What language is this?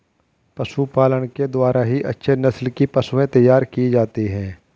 Hindi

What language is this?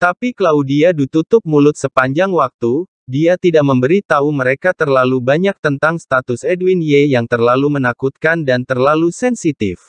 Indonesian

